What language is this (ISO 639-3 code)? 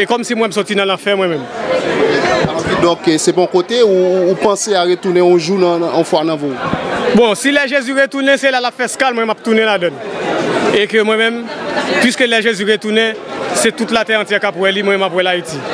fra